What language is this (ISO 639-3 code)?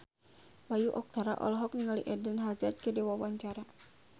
sun